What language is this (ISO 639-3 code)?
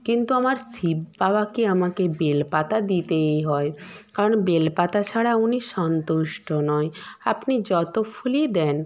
ben